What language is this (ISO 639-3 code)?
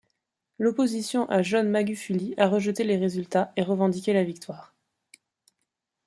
fra